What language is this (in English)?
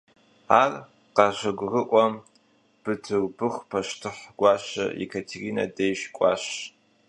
Kabardian